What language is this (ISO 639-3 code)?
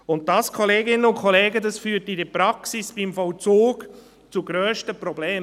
gsw